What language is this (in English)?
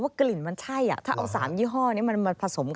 Thai